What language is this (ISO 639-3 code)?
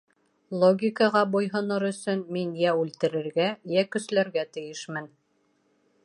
bak